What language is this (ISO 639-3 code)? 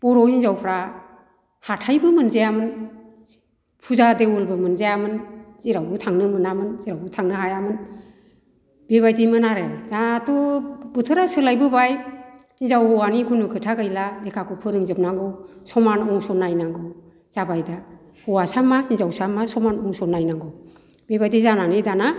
brx